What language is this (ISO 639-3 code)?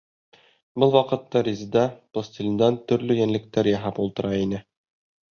bak